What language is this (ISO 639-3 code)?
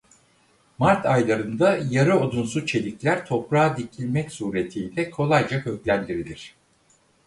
tur